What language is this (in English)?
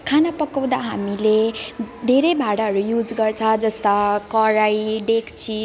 Nepali